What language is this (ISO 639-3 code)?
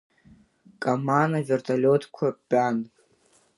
abk